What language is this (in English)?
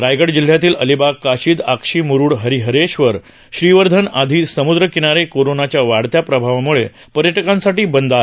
Marathi